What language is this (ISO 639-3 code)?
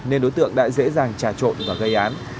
vie